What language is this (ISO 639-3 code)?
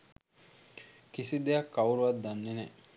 sin